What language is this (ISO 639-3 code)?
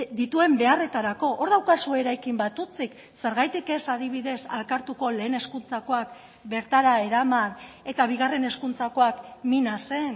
eus